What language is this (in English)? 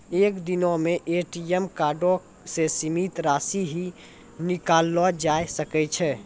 Maithili